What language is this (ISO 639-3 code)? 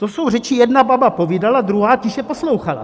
ces